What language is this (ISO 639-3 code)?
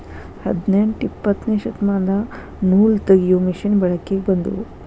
kan